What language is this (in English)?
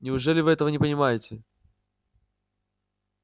Russian